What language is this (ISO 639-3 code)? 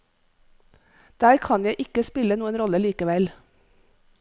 nor